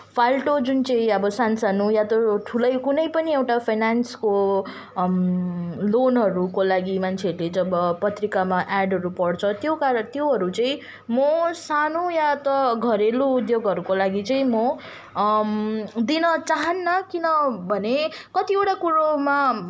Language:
Nepali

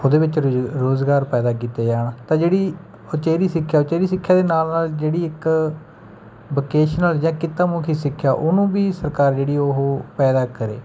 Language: Punjabi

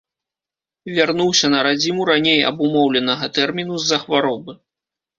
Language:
Belarusian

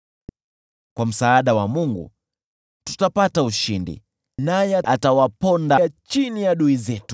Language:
Swahili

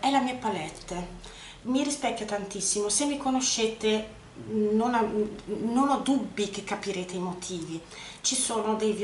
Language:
Italian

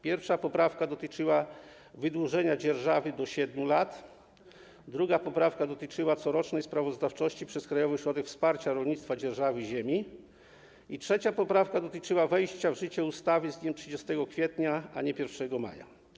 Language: Polish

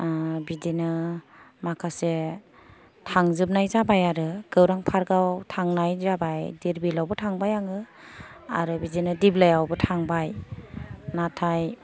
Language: Bodo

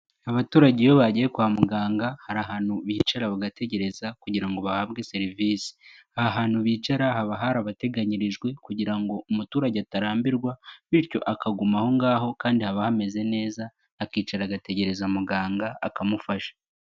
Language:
Kinyarwanda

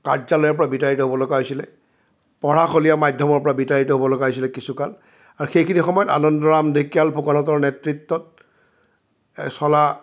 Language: Assamese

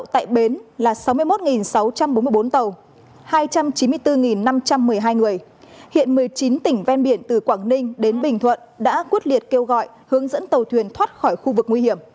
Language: Vietnamese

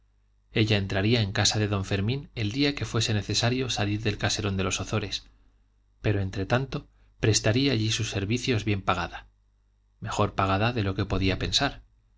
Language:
Spanish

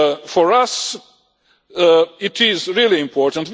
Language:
English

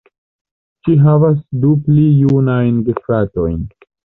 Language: Esperanto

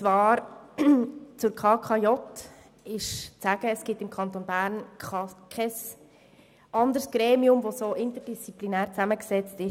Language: Swiss German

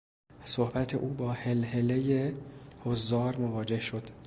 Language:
Persian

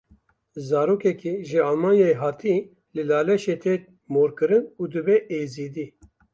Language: Kurdish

